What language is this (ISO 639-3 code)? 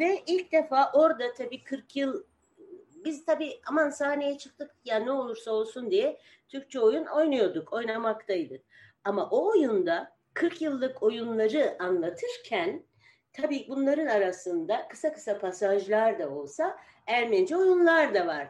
tur